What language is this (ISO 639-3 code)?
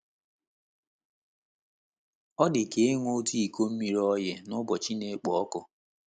ibo